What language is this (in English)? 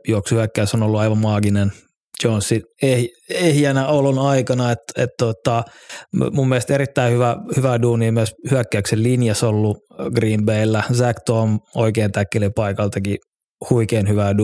Finnish